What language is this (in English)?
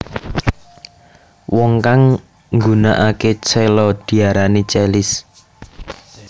Javanese